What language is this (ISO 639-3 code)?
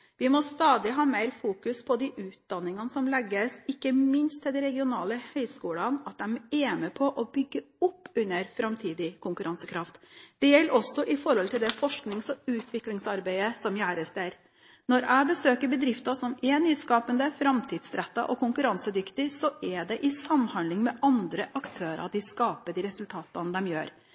nob